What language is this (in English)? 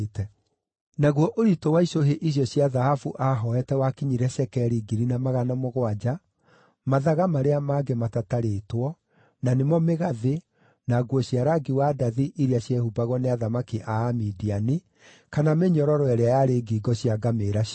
Kikuyu